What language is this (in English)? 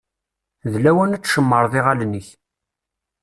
Kabyle